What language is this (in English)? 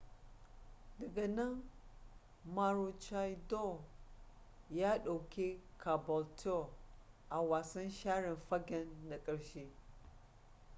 Hausa